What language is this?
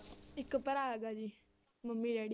Punjabi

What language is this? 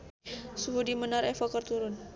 Sundanese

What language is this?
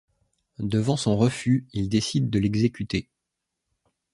French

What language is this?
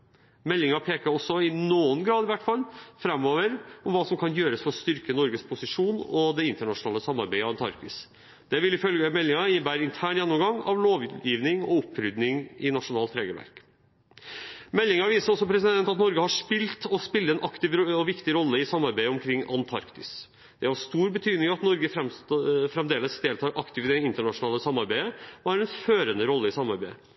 Norwegian Bokmål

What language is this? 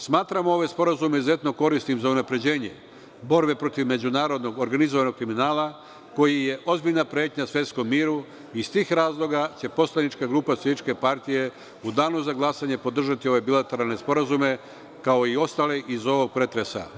Serbian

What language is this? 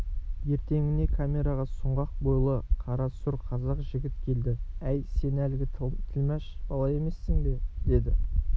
Kazakh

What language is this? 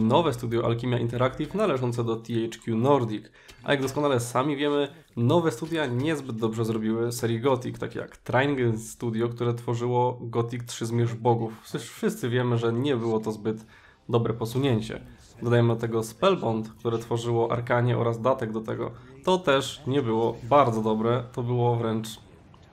Polish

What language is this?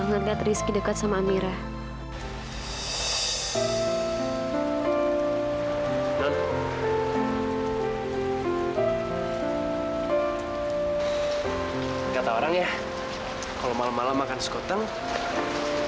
Indonesian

